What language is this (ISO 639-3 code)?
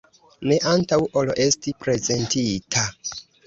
epo